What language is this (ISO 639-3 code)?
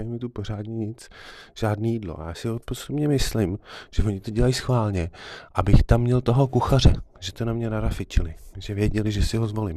ces